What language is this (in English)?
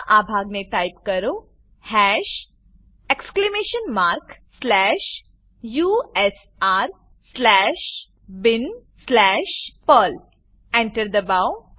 Gujarati